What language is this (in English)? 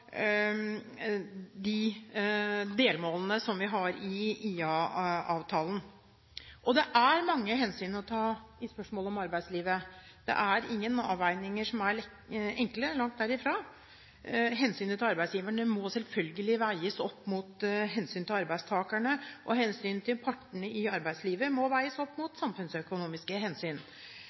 Norwegian Bokmål